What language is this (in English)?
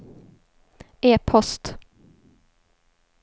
Swedish